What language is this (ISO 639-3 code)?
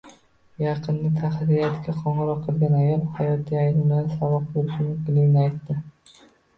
uzb